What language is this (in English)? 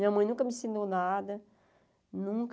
Portuguese